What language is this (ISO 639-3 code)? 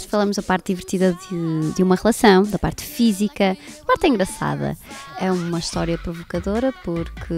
por